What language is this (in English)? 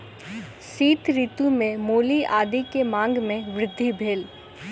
Maithili